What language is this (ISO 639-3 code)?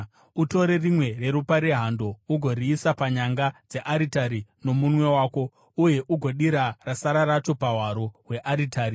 sna